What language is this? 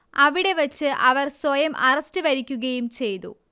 Malayalam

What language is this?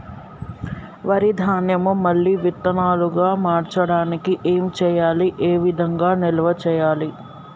Telugu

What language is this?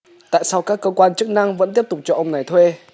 Vietnamese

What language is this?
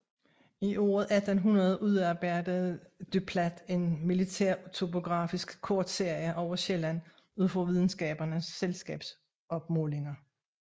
Danish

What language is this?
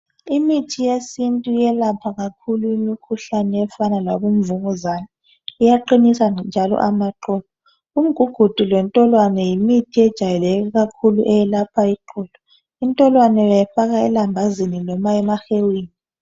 North Ndebele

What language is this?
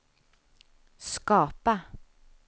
Swedish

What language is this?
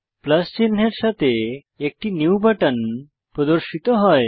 Bangla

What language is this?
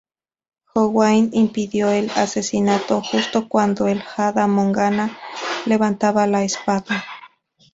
Spanish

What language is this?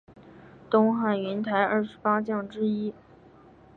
Chinese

